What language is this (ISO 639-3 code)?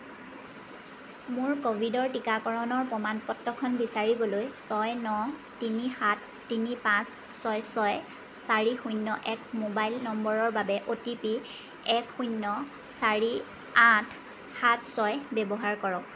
asm